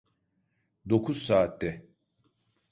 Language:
Turkish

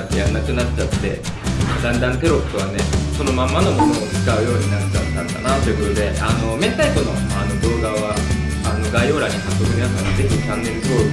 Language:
Japanese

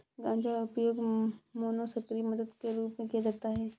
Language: Hindi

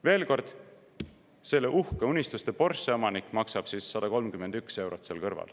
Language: Estonian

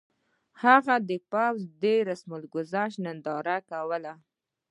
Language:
Pashto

